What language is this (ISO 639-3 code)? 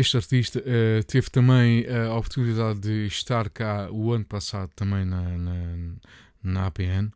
por